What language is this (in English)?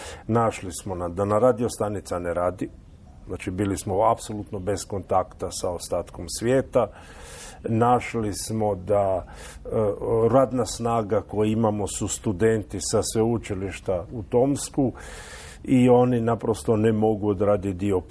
Croatian